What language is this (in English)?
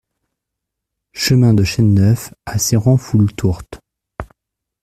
French